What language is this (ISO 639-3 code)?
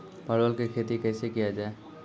mai